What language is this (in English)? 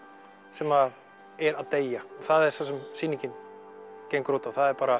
Icelandic